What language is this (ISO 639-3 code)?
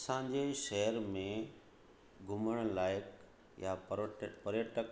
snd